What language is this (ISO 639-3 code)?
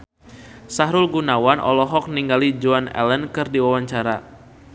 sun